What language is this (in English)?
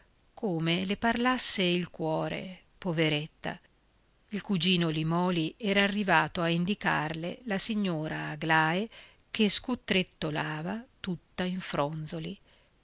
Italian